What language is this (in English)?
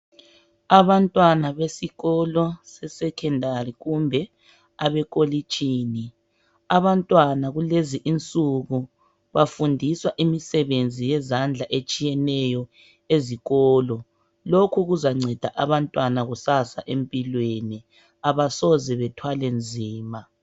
North Ndebele